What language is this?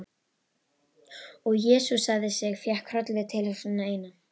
Icelandic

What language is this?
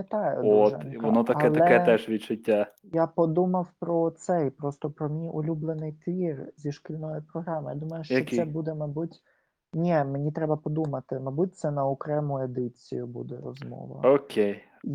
Ukrainian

